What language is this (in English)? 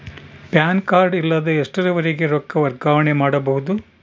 Kannada